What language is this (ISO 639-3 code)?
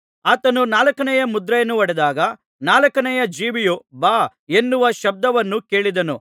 kan